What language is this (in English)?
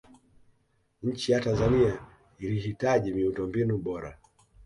Swahili